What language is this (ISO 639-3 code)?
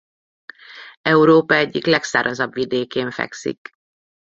hun